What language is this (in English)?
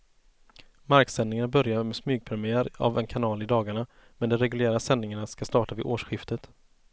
Swedish